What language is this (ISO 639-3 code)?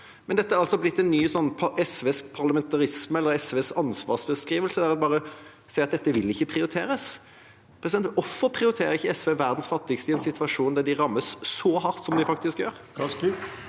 nor